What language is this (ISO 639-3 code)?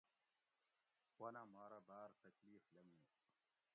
gwc